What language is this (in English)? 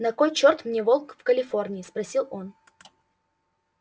Russian